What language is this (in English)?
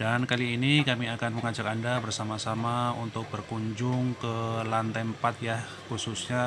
Indonesian